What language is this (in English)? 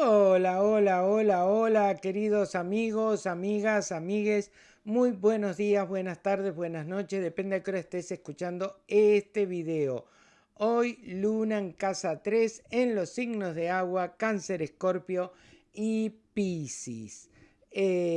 Spanish